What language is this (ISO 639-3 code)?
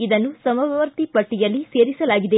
kan